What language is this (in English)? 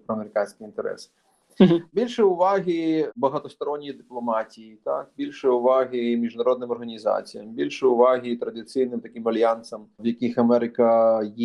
Ukrainian